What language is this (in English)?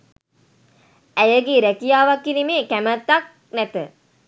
Sinhala